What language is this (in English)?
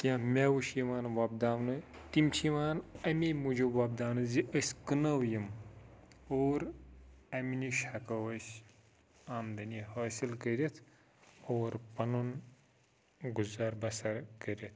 Kashmiri